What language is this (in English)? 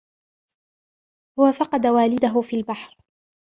Arabic